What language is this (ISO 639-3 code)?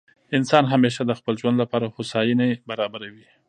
pus